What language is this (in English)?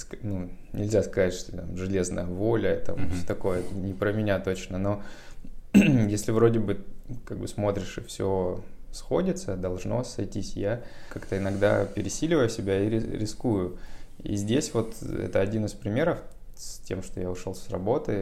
Russian